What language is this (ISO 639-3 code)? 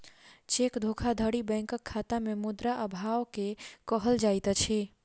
mai